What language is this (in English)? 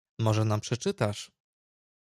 Polish